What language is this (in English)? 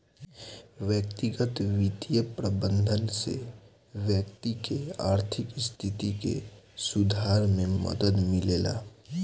Bhojpuri